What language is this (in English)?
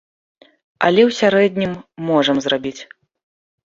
Belarusian